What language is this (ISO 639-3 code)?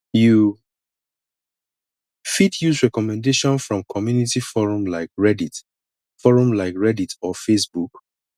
pcm